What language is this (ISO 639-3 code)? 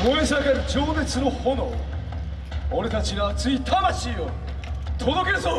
jpn